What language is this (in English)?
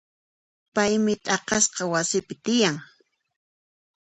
Puno Quechua